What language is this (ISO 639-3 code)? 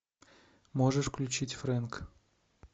rus